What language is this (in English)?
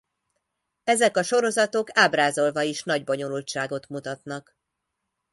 Hungarian